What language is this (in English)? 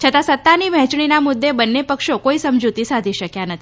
Gujarati